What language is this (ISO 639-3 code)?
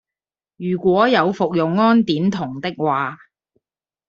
yue